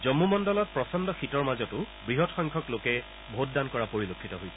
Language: Assamese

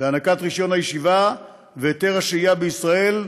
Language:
Hebrew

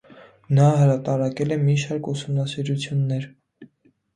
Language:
Armenian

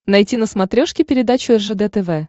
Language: Russian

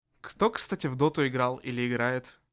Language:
Russian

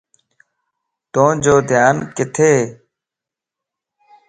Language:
Lasi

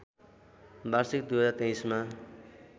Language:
Nepali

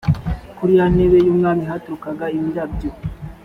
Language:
Kinyarwanda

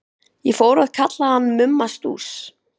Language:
Icelandic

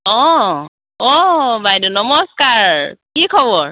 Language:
Assamese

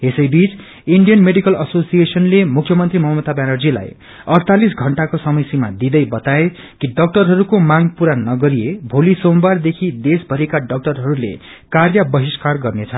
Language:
Nepali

